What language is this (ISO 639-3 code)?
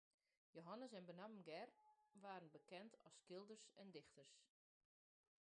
fry